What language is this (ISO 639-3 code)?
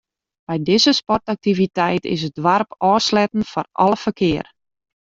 fry